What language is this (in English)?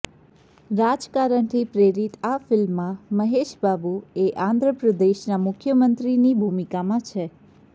Gujarati